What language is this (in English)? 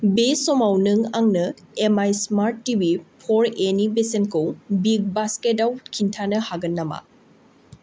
Bodo